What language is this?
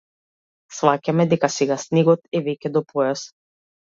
Macedonian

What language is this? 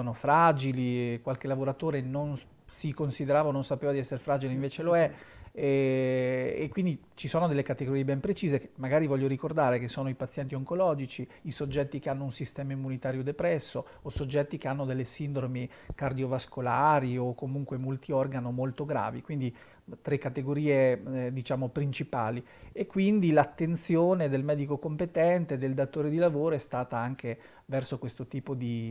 Italian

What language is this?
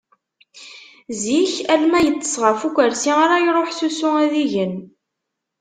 Kabyle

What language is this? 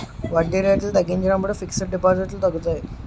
Telugu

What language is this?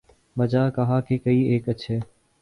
Urdu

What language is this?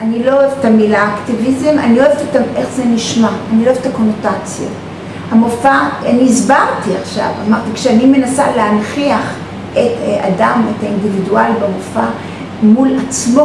Hebrew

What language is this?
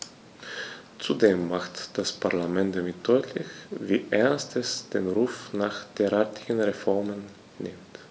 German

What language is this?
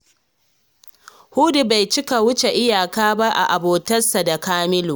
Hausa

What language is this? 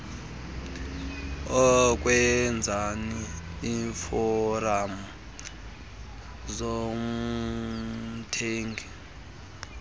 Xhosa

